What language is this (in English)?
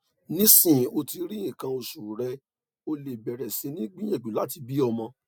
Yoruba